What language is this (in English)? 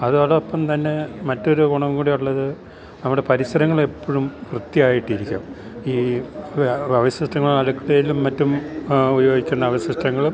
Malayalam